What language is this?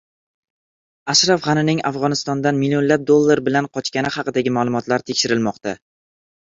Uzbek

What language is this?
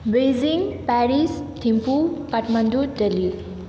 Nepali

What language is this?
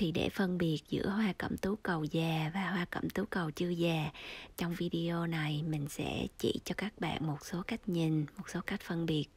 Vietnamese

